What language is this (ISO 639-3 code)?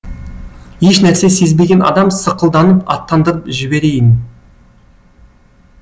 kaz